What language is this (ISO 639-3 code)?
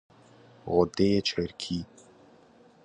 fas